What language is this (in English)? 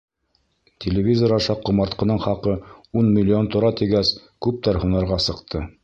Bashkir